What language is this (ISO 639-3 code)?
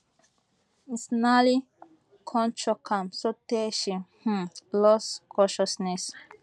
pcm